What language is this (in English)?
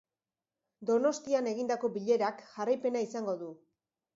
Basque